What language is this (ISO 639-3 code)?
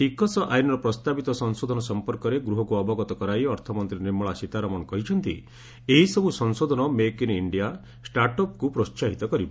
ori